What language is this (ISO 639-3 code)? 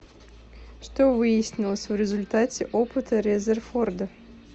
rus